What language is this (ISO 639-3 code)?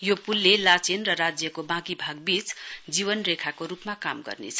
nep